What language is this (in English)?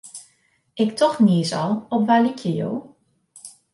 Western Frisian